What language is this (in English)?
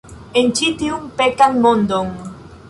Esperanto